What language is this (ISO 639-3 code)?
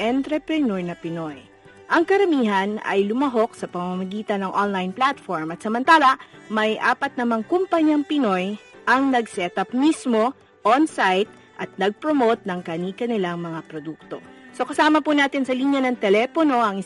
fil